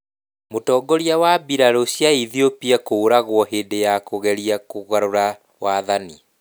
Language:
Kikuyu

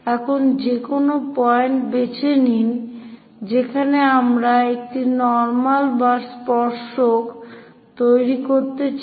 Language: Bangla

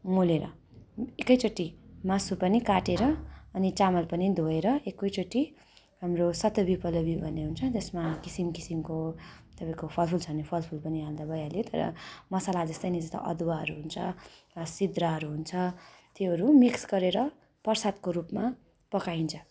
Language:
Nepali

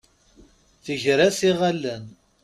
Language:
Kabyle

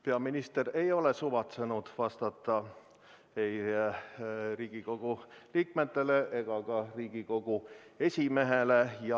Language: Estonian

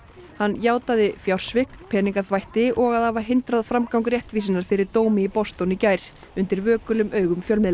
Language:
Icelandic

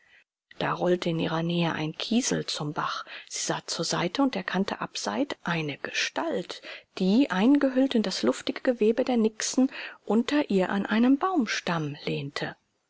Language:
German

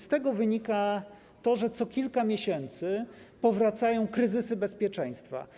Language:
Polish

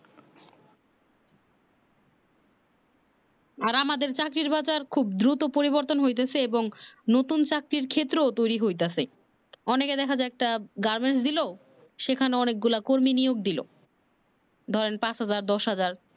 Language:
Bangla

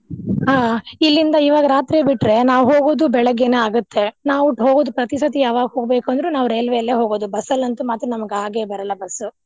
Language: Kannada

